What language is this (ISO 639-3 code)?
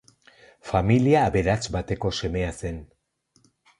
eus